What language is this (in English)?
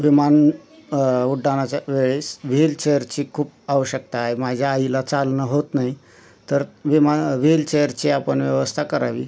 Marathi